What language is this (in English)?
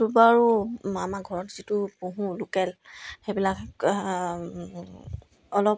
Assamese